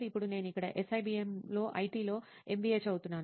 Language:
Telugu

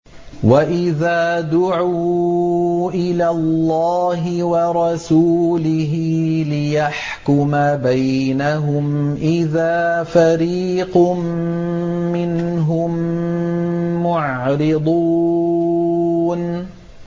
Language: Arabic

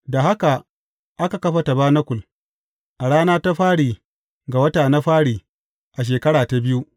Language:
Hausa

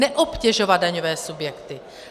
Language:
Czech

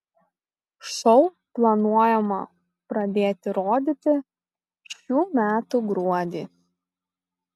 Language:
Lithuanian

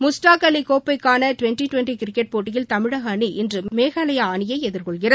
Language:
Tamil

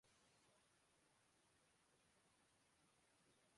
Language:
Urdu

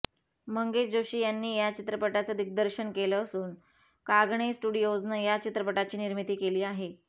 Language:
Marathi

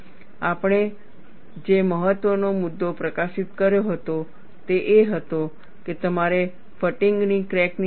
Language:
Gujarati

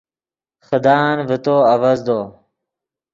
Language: Yidgha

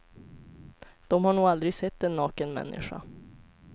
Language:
Swedish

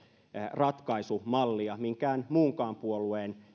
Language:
Finnish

